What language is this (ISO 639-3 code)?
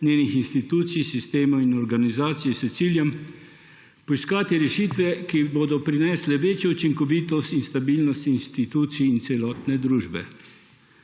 slv